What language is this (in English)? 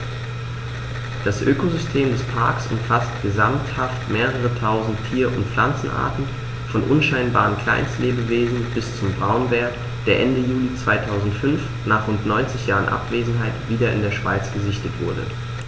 German